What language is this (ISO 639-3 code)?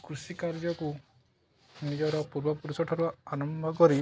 ori